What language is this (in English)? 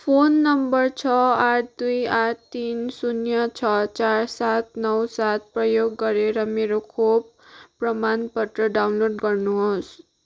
Nepali